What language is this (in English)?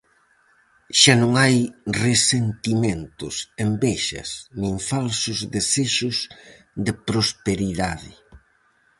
Galician